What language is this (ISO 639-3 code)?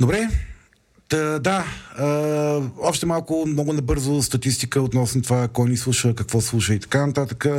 bul